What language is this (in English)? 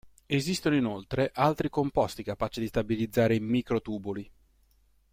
Italian